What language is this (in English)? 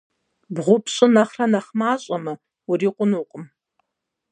Kabardian